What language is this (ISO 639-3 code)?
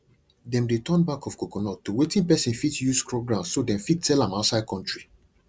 pcm